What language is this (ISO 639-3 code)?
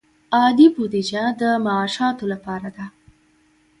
pus